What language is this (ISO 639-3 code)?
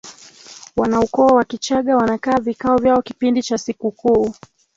swa